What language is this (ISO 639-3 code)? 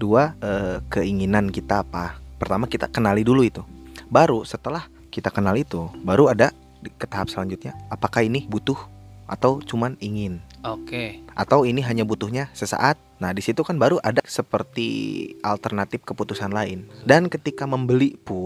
ind